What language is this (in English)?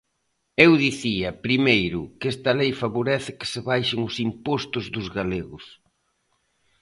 Galician